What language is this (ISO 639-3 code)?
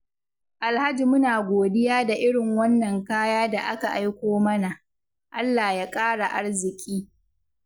hau